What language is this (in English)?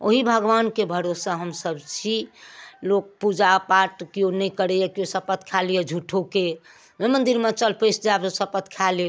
Maithili